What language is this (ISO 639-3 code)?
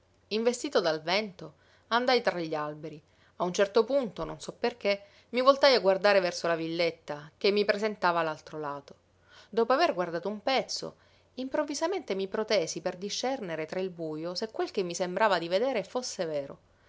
ita